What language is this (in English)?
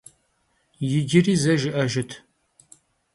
Kabardian